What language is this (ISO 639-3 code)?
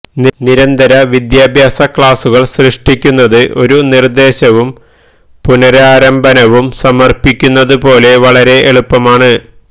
mal